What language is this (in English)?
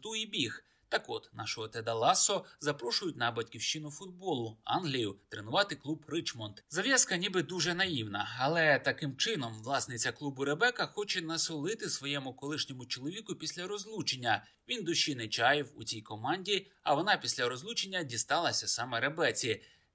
Ukrainian